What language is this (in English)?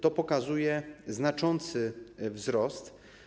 Polish